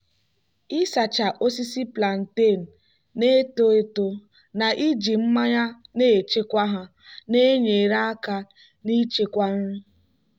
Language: Igbo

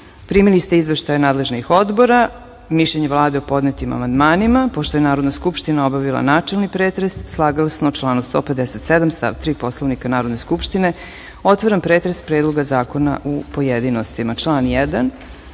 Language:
Serbian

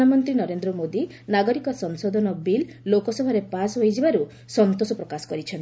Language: Odia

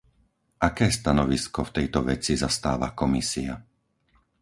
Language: Slovak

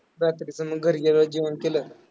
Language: Marathi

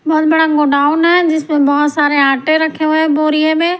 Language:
Hindi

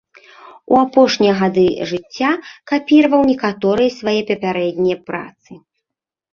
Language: Belarusian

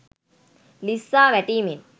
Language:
Sinhala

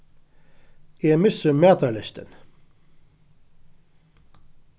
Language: Faroese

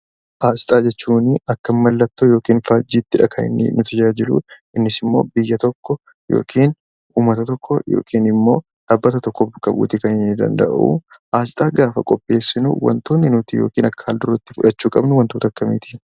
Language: Oromo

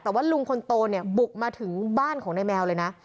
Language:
Thai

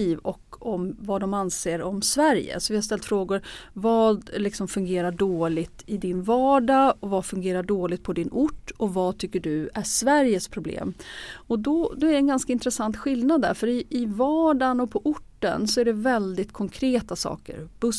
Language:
Swedish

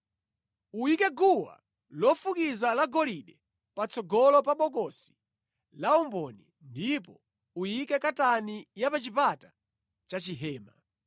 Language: Nyanja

